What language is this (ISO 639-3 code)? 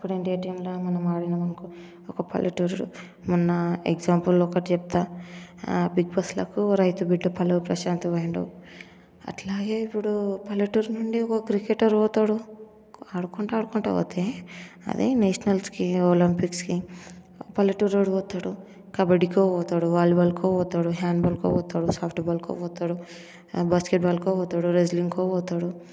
tel